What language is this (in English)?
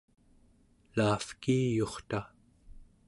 Central Yupik